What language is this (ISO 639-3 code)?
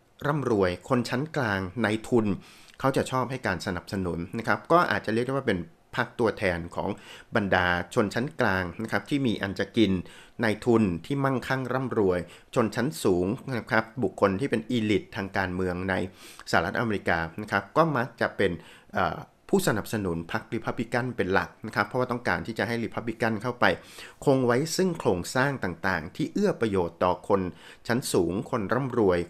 tha